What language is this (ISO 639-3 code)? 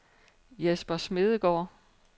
dan